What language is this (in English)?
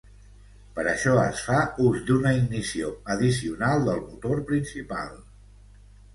Catalan